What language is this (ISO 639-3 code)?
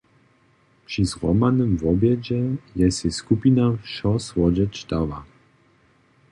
hsb